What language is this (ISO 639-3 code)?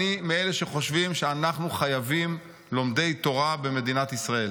heb